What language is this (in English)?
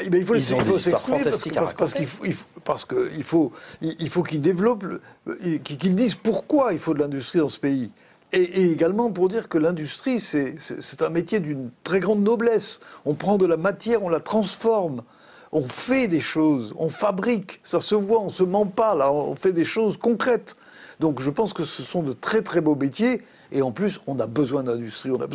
French